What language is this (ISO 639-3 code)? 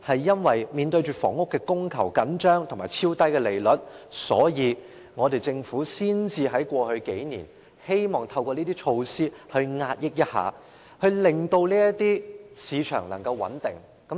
yue